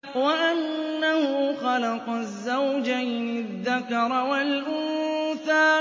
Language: Arabic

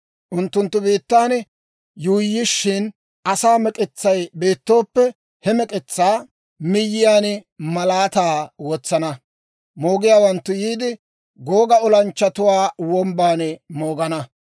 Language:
Dawro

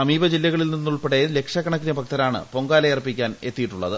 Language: Malayalam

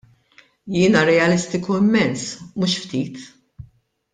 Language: Maltese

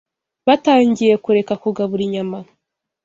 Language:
Kinyarwanda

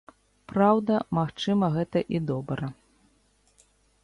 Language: Belarusian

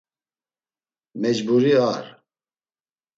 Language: Laz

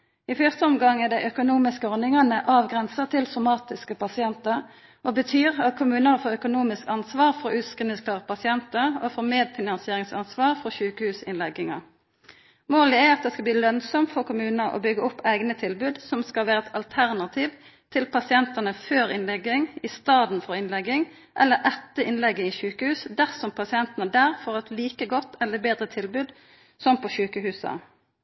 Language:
Norwegian Nynorsk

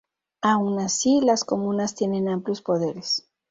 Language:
Spanish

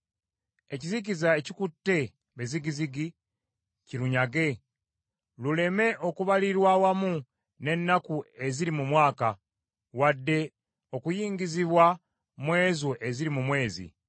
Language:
Ganda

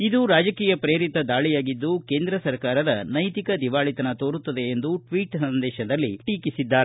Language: Kannada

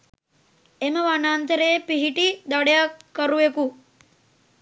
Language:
Sinhala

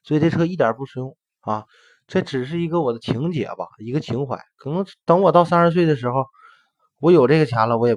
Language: Chinese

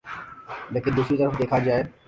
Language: Urdu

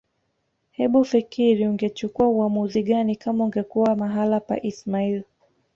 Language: Swahili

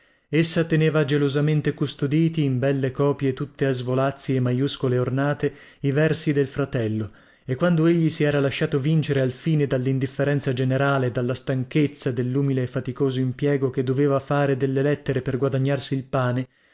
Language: Italian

